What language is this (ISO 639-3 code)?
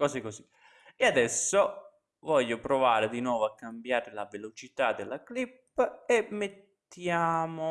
ita